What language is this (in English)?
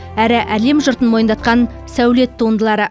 Kazakh